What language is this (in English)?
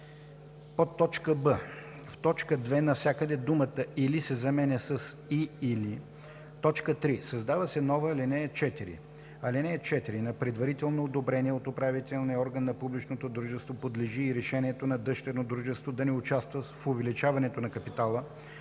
Bulgarian